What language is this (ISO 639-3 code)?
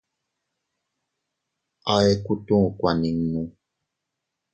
cut